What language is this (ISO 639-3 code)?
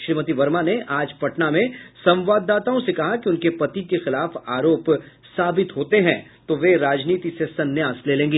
hin